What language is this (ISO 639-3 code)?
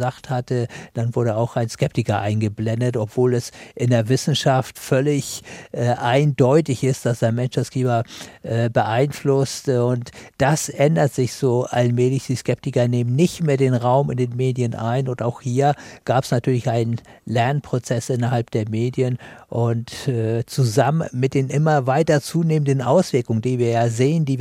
deu